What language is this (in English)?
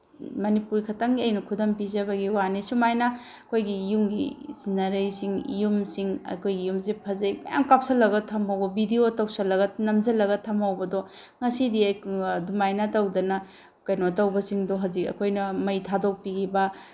Manipuri